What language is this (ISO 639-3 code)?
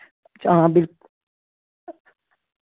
doi